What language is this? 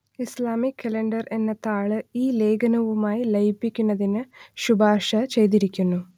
Malayalam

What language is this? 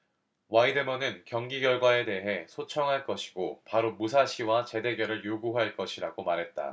Korean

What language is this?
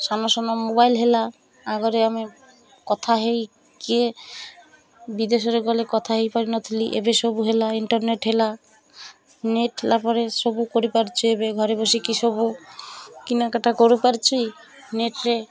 Odia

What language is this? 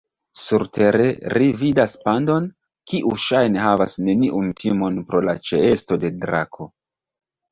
Esperanto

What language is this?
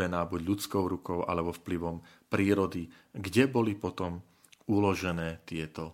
Slovak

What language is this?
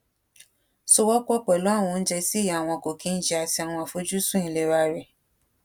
Yoruba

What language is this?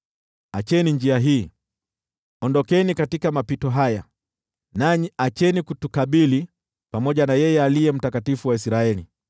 Swahili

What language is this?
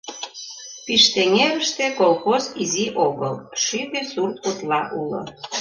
Mari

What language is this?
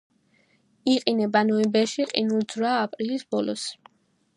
Georgian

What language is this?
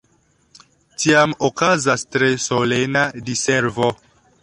Esperanto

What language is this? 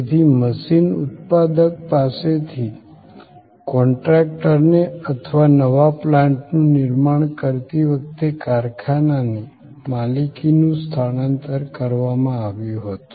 Gujarati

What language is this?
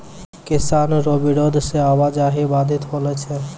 Maithili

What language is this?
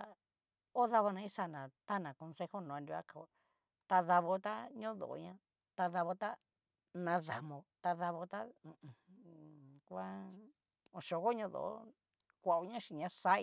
Cacaloxtepec Mixtec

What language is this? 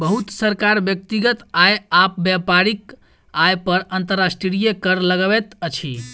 Maithili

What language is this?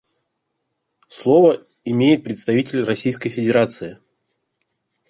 Russian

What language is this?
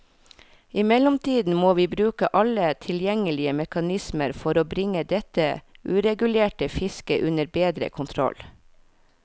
Norwegian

